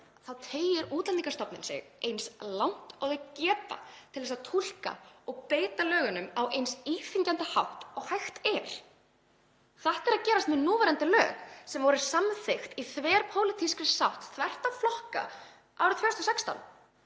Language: Icelandic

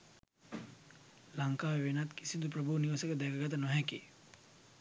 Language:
Sinhala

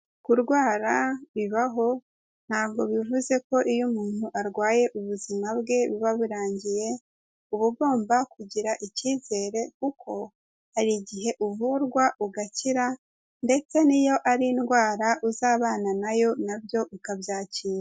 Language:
Kinyarwanda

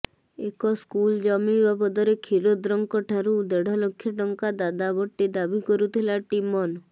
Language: Odia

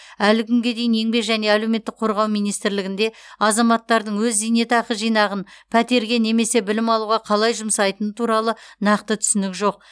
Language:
Kazakh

